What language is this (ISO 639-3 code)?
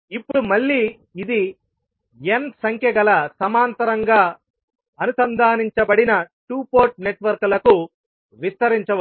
tel